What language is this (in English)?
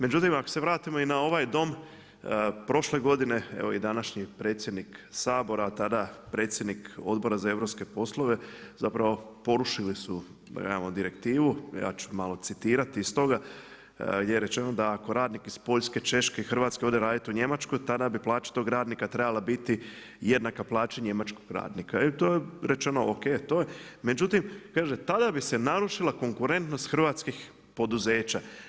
Croatian